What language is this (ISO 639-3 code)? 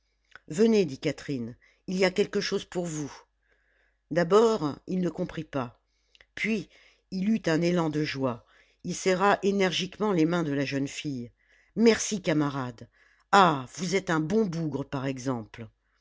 fra